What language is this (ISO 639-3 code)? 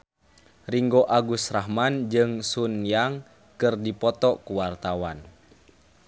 sun